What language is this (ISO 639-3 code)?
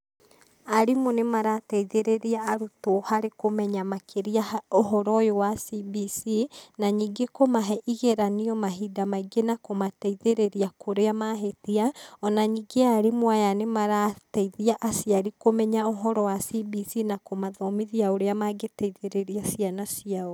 kik